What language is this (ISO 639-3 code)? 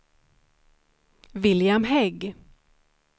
swe